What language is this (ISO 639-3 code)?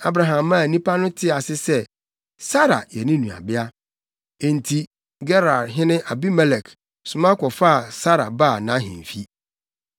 aka